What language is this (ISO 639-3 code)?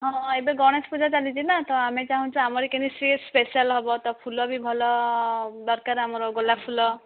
ori